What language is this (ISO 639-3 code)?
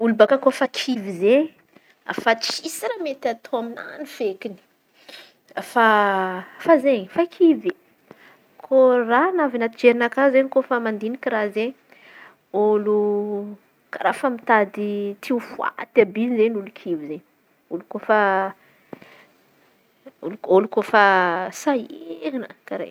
xmv